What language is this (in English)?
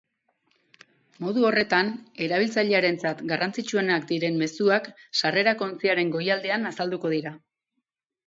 Basque